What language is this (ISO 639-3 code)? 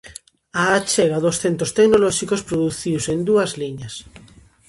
glg